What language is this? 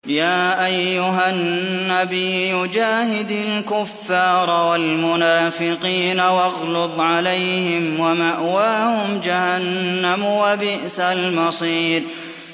Arabic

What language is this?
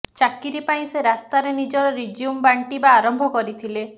Odia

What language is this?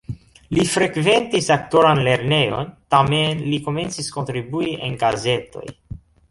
Esperanto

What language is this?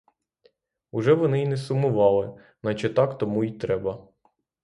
Ukrainian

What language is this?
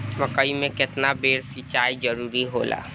Bhojpuri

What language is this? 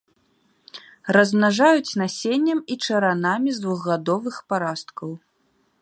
Belarusian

